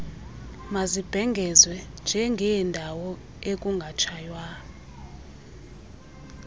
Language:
Xhosa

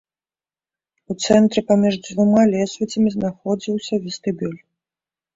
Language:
Belarusian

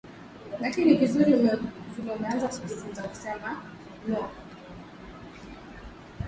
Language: Swahili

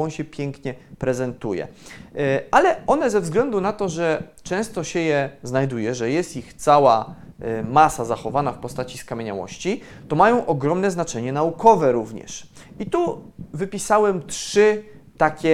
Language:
Polish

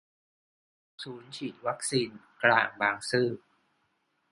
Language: Thai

